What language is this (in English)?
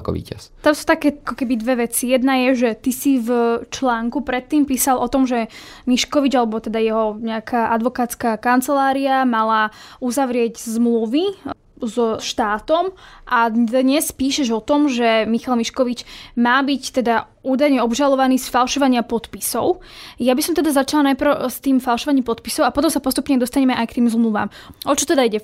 Slovak